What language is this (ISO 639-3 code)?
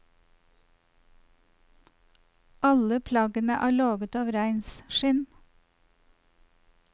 nor